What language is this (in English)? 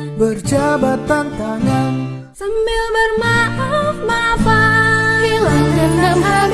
Indonesian